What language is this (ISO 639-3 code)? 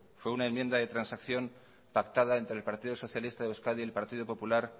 spa